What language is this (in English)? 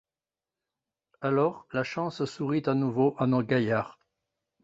French